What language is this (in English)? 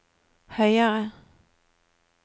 Norwegian